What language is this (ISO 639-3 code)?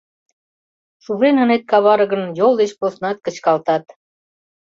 chm